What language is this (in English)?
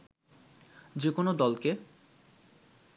Bangla